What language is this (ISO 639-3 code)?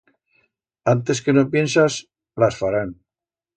arg